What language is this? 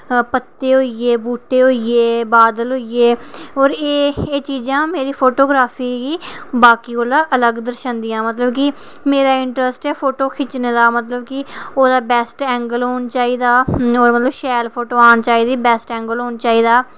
Dogri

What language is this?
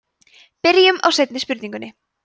Icelandic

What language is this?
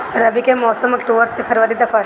Bhojpuri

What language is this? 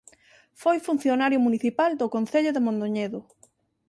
Galician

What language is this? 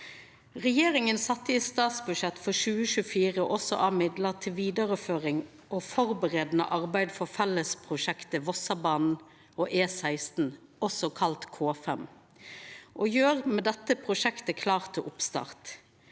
Norwegian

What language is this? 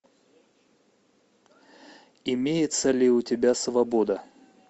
Russian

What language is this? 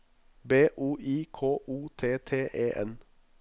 Norwegian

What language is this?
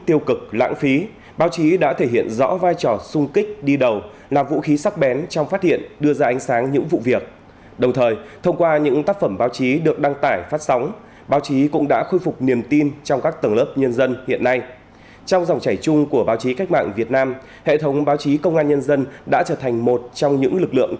Vietnamese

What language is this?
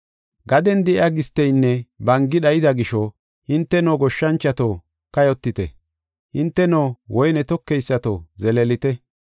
Gofa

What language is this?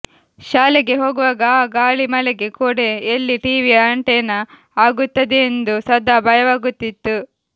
Kannada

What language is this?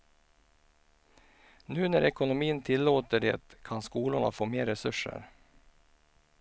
Swedish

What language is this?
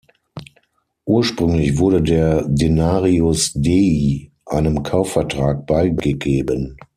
German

